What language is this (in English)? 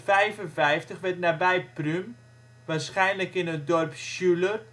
Dutch